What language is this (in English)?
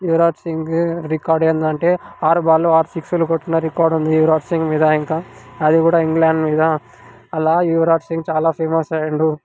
Telugu